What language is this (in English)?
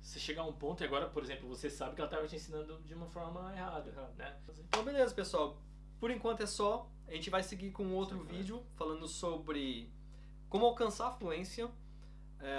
Portuguese